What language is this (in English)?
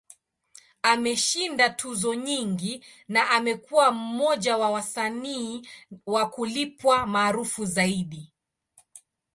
Swahili